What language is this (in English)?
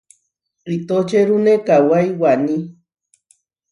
Huarijio